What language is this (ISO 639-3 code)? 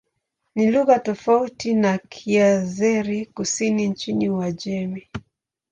swa